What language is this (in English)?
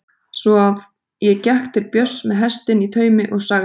Icelandic